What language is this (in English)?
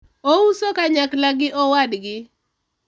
Luo (Kenya and Tanzania)